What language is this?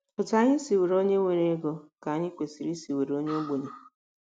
Igbo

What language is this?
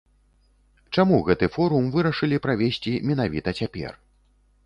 Belarusian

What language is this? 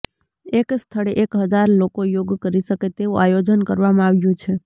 Gujarati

